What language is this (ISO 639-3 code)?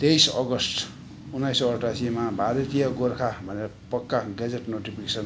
nep